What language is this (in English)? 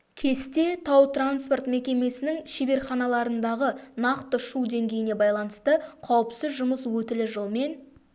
Kazakh